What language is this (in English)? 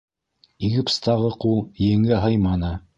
Bashkir